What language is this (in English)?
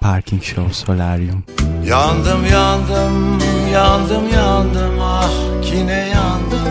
Turkish